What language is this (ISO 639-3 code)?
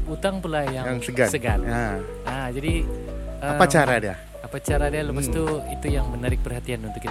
msa